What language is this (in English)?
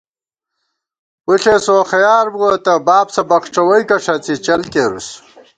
Gawar-Bati